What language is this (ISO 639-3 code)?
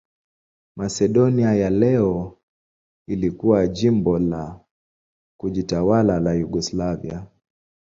swa